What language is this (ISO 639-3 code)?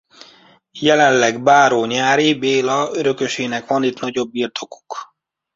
hun